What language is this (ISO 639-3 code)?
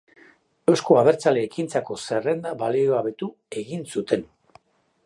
eus